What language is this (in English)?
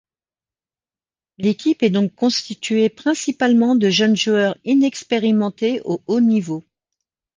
French